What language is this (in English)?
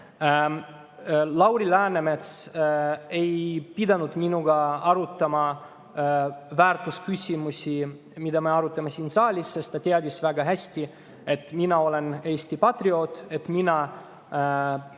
Estonian